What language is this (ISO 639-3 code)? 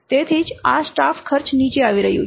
guj